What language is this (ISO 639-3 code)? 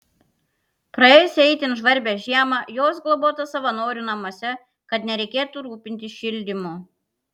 lit